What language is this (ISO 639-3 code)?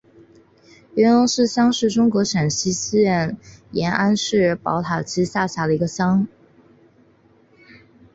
zho